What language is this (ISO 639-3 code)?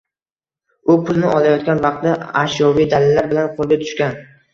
uzb